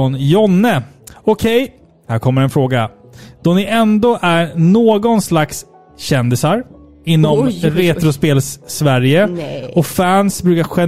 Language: Swedish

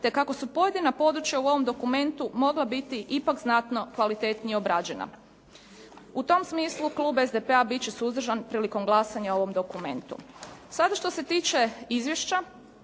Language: Croatian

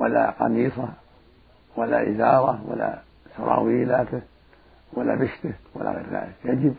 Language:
Arabic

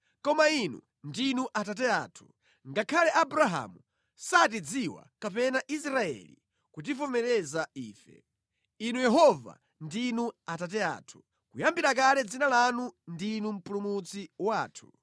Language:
Nyanja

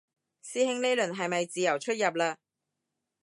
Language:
Cantonese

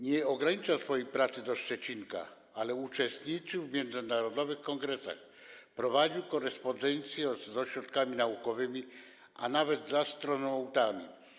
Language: Polish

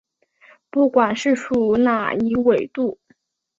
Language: Chinese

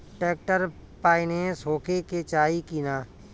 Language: Bhojpuri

